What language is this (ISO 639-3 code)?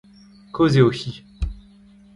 bre